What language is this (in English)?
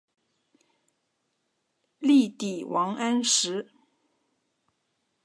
Chinese